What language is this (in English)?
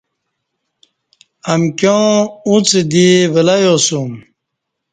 Kati